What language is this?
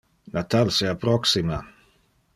Interlingua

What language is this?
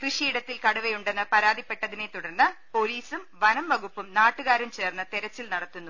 Malayalam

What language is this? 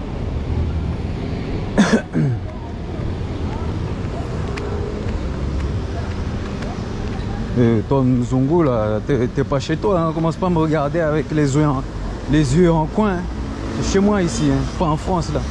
French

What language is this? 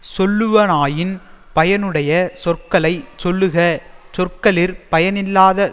Tamil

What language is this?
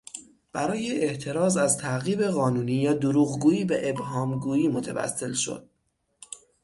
Persian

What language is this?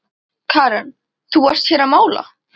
Icelandic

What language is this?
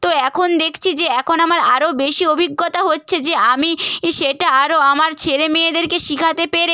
Bangla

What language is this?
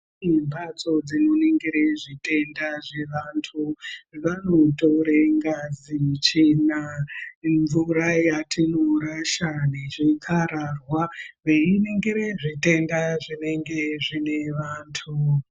Ndau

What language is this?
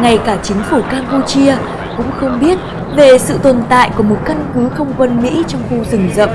Vietnamese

